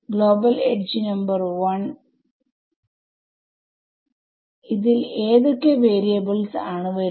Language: Malayalam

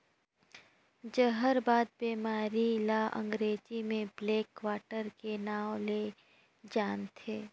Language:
Chhattisgarhi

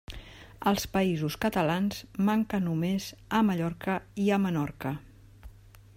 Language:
Catalan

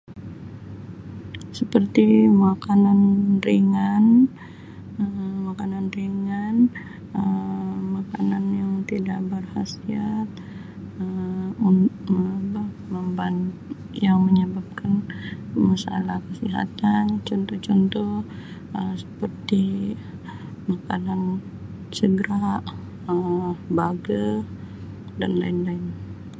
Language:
Sabah Malay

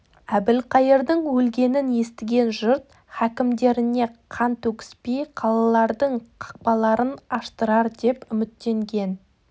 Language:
Kazakh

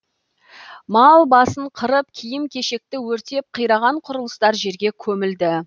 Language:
Kazakh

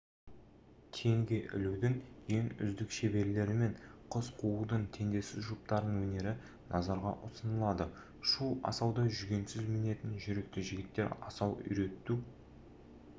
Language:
Kazakh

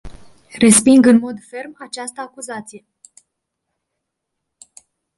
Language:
Romanian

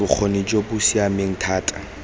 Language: Tswana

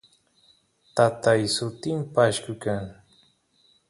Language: Santiago del Estero Quichua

